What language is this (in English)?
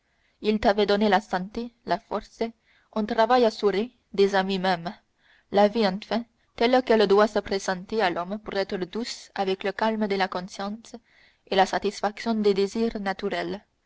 French